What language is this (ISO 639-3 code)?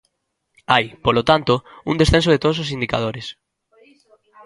glg